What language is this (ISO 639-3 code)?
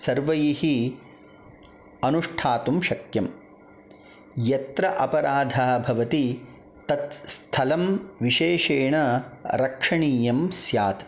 san